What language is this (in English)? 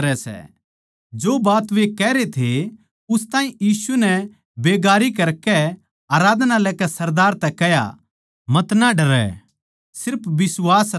Haryanvi